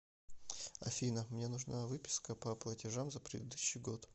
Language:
Russian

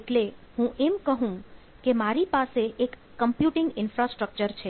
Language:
Gujarati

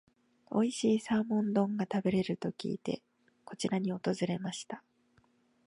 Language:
Japanese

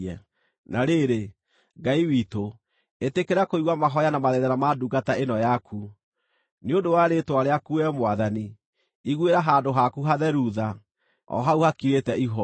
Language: Kikuyu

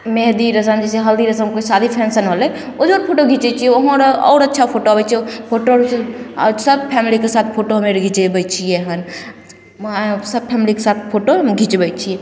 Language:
Maithili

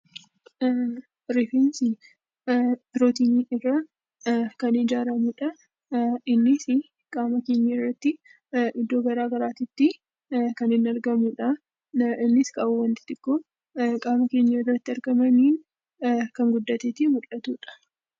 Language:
Oromo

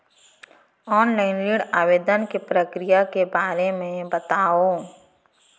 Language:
Chhattisgarhi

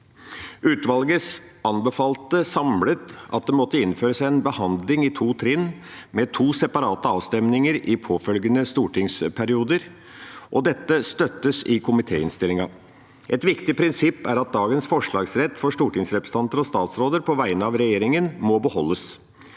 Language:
Norwegian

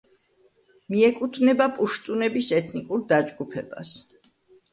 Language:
Georgian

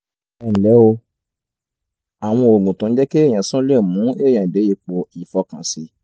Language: Yoruba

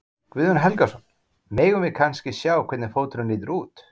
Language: Icelandic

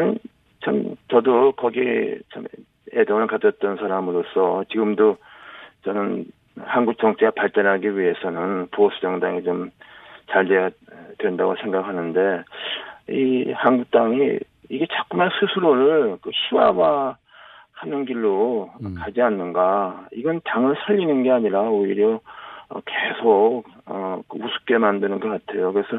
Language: Korean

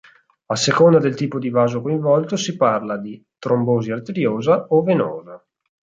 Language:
Italian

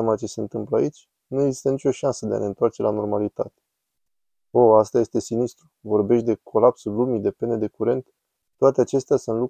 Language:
Romanian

